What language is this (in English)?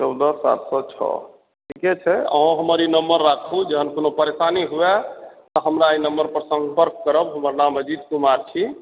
Maithili